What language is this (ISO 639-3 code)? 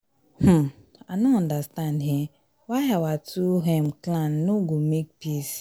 pcm